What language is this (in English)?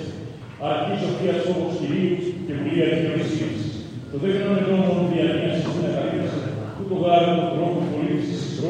Greek